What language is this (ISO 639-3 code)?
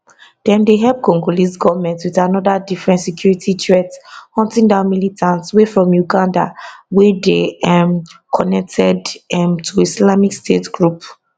pcm